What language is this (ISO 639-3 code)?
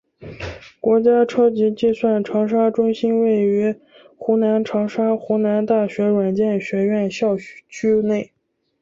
zho